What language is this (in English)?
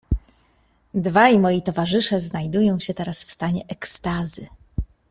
Polish